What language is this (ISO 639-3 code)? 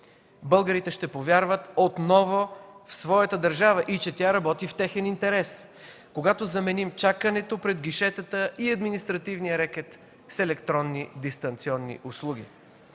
bul